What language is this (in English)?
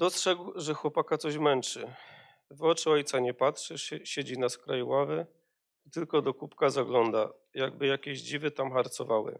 Polish